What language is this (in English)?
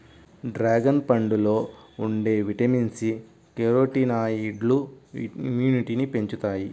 Telugu